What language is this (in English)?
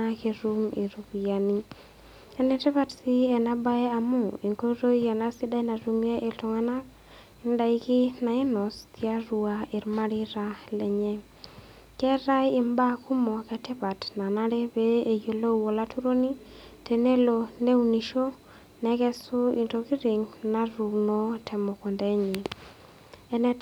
Masai